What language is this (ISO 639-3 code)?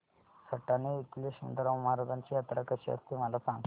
mar